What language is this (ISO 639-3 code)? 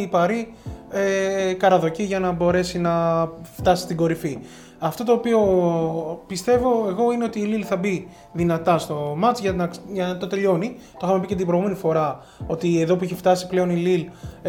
ell